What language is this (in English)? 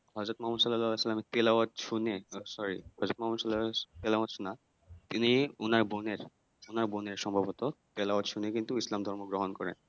Bangla